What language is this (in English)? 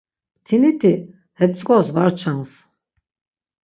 Laz